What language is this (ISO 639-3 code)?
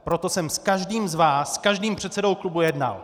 ces